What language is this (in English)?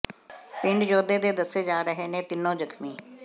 Punjabi